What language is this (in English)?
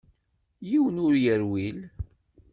Kabyle